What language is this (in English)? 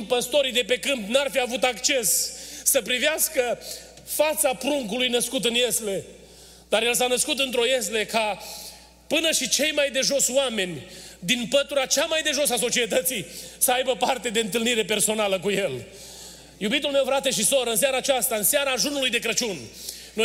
Romanian